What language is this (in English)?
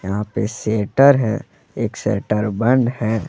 Hindi